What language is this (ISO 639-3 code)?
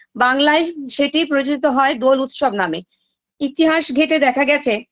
ben